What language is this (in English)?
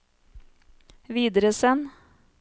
Norwegian